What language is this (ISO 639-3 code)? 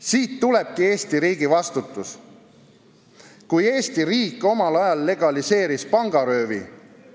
est